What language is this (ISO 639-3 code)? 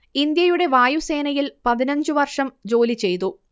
mal